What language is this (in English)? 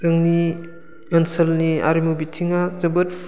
Bodo